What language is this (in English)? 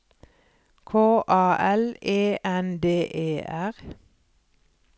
Norwegian